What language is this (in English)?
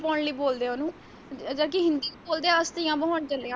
Punjabi